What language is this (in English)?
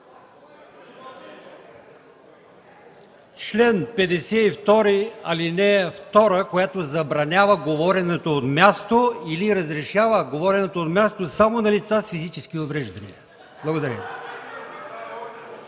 Bulgarian